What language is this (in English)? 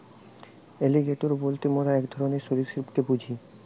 Bangla